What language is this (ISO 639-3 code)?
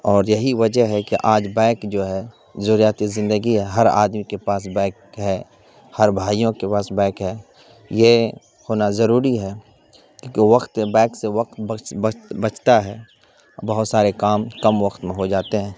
urd